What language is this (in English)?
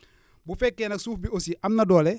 Wolof